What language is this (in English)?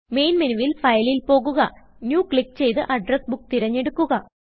Malayalam